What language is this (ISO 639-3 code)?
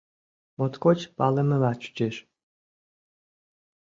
chm